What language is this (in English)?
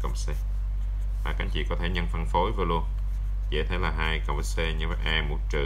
Vietnamese